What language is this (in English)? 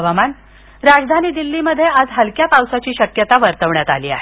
Marathi